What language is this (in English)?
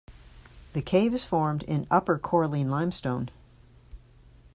English